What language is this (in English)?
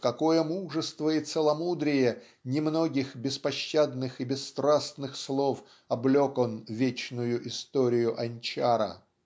Russian